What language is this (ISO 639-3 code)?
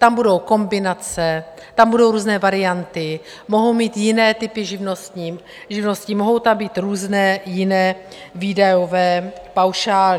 ces